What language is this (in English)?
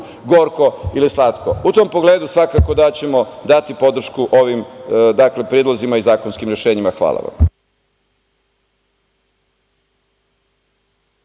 Serbian